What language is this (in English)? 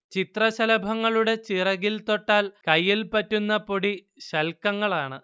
Malayalam